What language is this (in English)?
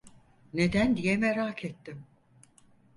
Turkish